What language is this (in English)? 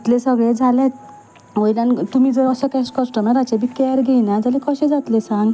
Konkani